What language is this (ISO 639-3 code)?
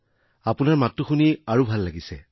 asm